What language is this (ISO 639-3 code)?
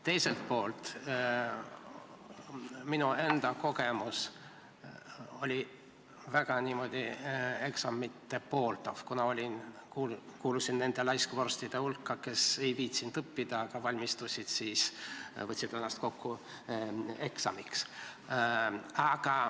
est